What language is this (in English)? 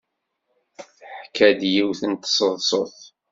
Kabyle